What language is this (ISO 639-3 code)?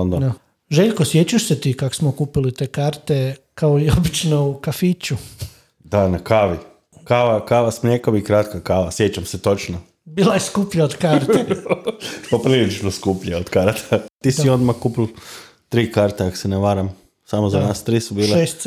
hrv